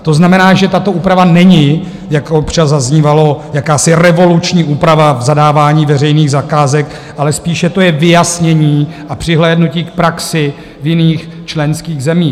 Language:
Czech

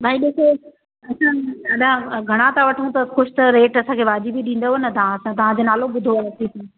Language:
Sindhi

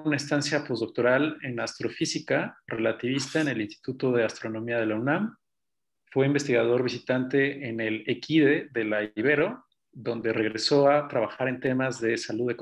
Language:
Spanish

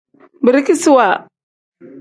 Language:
Tem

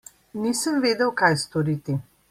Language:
Slovenian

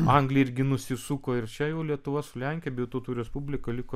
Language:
Lithuanian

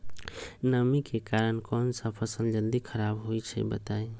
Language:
Magahi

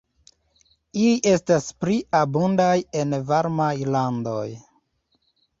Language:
Esperanto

